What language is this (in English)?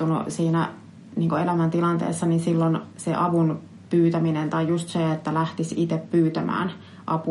Finnish